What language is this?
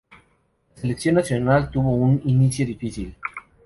Spanish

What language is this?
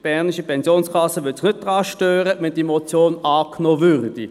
Swiss German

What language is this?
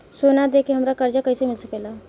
Bhojpuri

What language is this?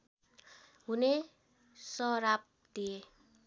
Nepali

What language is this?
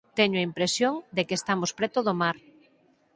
Galician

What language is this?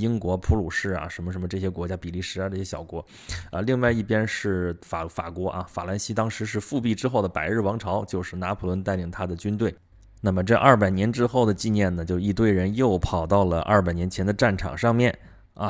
Chinese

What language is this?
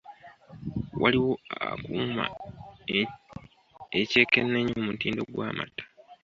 Ganda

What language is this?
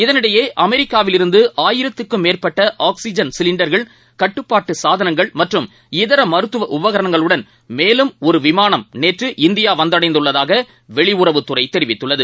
Tamil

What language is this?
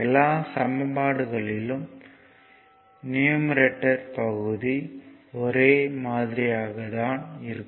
Tamil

